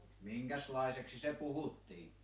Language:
Finnish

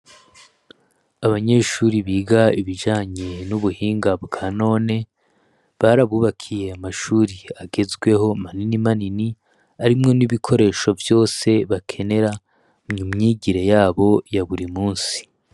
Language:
Rundi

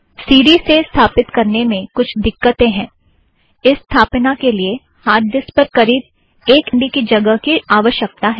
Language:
Hindi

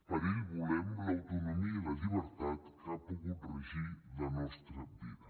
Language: Catalan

